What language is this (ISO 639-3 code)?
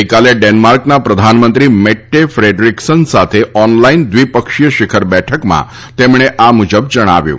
guj